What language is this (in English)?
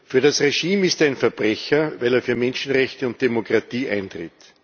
German